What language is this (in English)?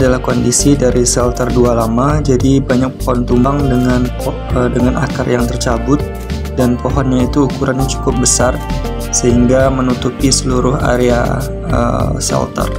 Indonesian